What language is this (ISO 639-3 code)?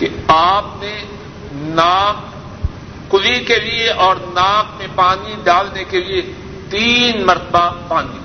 urd